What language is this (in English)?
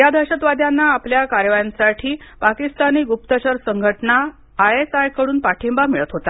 Marathi